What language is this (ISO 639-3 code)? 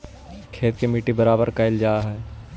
mag